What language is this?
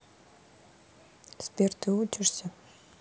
Russian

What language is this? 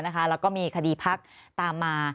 Thai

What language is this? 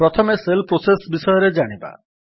Odia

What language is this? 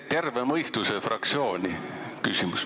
Estonian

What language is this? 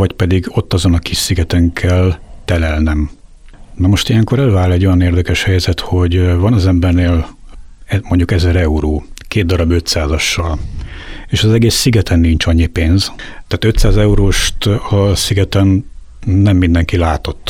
Hungarian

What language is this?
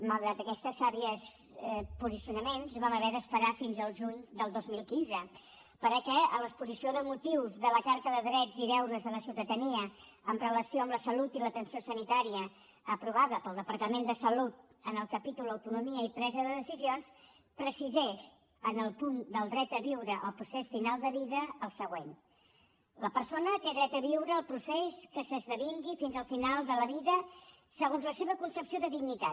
Catalan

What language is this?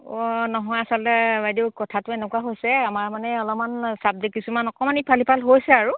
Assamese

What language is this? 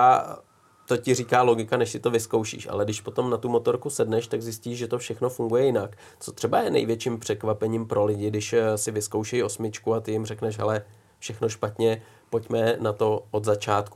Czech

